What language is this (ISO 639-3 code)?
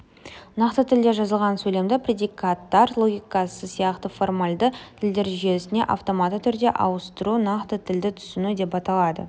kaz